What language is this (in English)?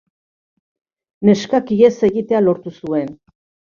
Basque